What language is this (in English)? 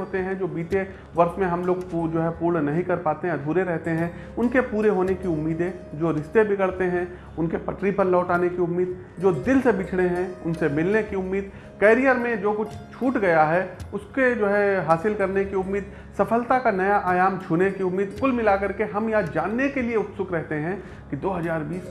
Hindi